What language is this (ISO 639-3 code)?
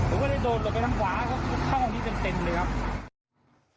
tha